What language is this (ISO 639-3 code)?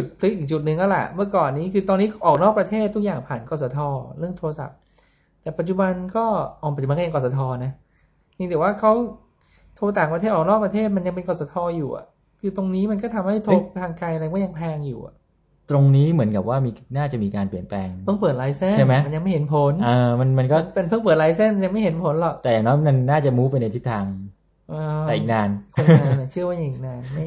tha